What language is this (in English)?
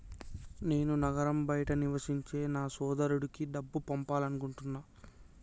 Telugu